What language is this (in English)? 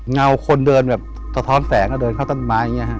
Thai